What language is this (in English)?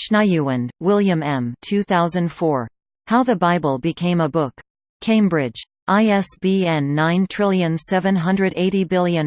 English